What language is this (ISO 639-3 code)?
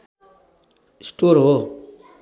nep